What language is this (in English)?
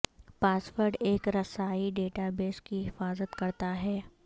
Urdu